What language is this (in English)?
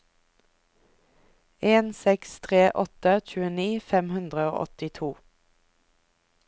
Norwegian